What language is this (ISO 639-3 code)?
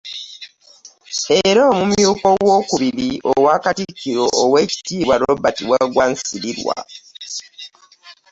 lug